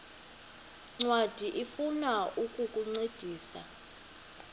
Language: Xhosa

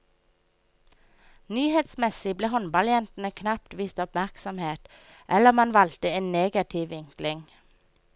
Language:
Norwegian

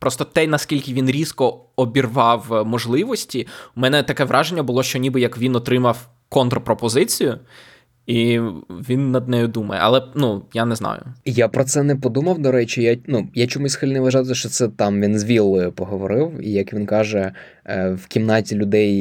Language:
Ukrainian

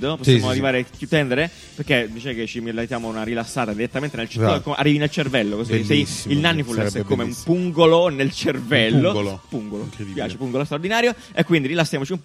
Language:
Italian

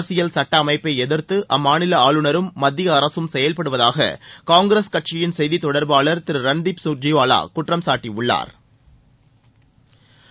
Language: Tamil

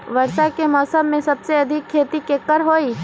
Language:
Magahi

